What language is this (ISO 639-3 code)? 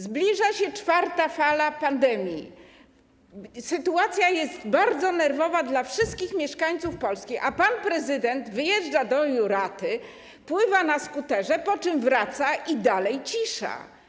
pol